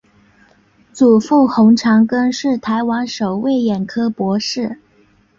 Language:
Chinese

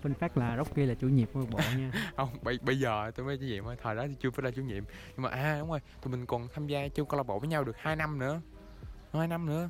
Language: Vietnamese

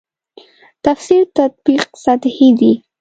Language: Pashto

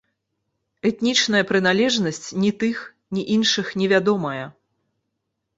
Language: Belarusian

